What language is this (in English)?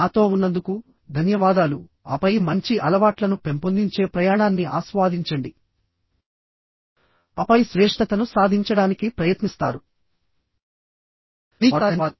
Telugu